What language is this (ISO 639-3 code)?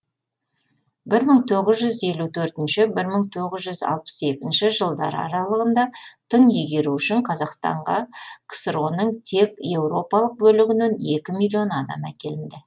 kaz